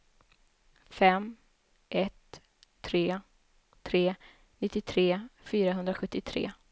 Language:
Swedish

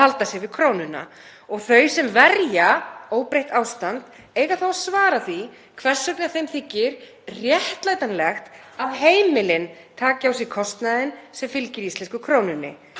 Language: Icelandic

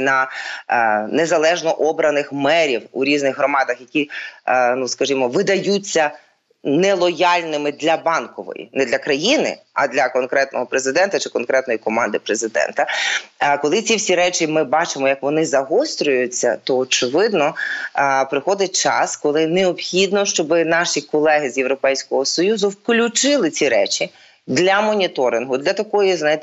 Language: Ukrainian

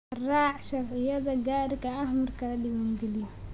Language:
Somali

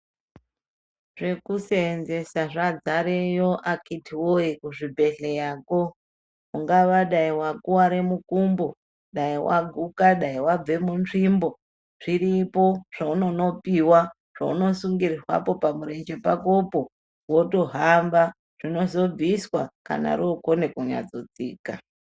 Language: Ndau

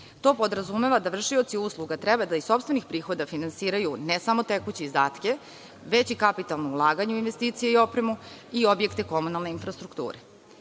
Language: Serbian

